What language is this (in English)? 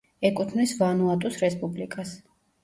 Georgian